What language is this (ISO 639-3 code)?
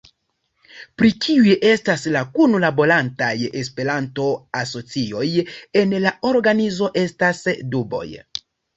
epo